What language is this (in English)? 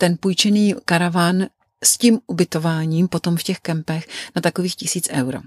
Czech